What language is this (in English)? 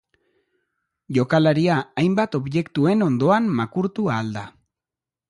Basque